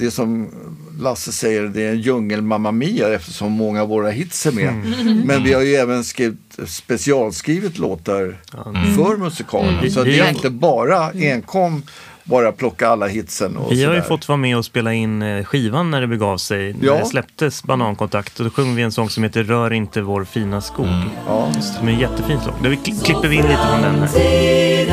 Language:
Swedish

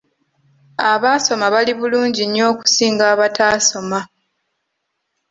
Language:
Ganda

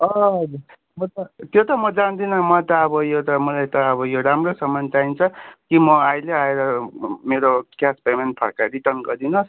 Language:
Nepali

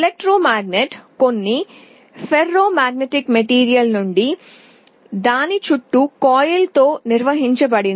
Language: Telugu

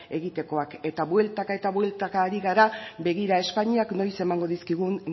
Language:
Basque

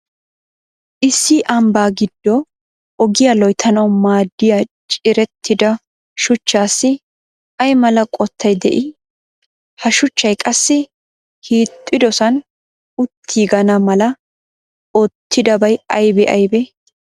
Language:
Wolaytta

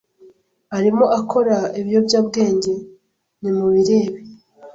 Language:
Kinyarwanda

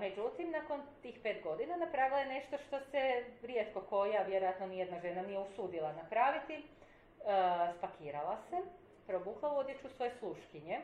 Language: Croatian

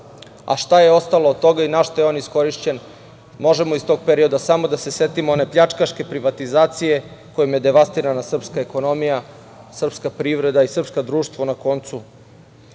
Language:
Serbian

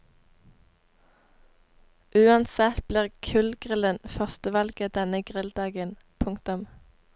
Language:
Norwegian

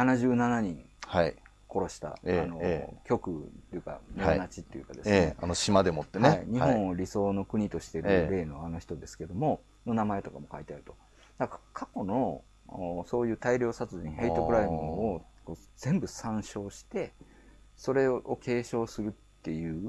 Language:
Japanese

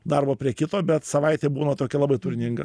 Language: Lithuanian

